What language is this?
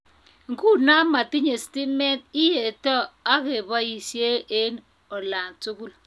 Kalenjin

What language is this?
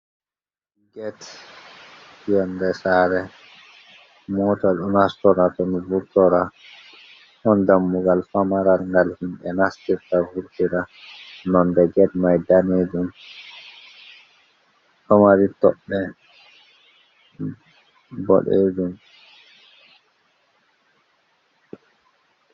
Fula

